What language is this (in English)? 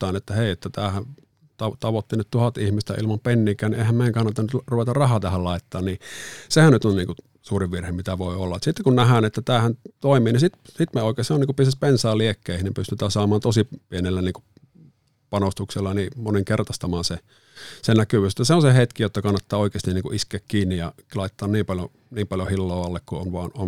Finnish